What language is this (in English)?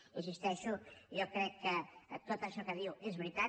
Catalan